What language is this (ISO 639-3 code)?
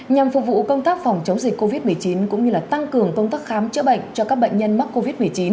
vie